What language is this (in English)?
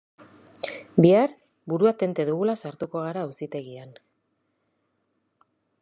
Basque